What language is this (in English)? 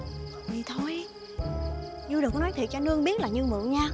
Vietnamese